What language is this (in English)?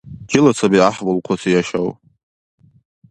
Dargwa